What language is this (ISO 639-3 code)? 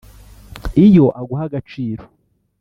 kin